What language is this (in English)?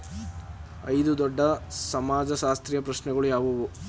Kannada